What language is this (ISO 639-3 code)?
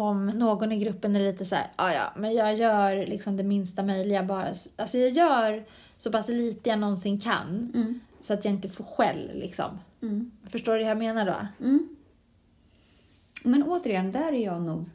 swe